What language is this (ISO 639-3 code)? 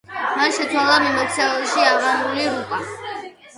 kat